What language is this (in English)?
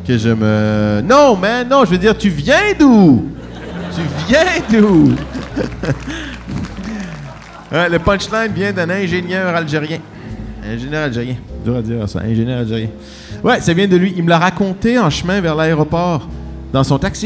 French